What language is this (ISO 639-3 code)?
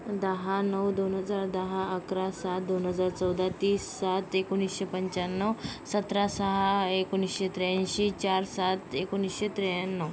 mar